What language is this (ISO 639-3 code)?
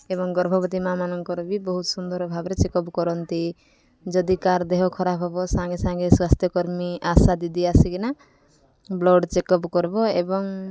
ori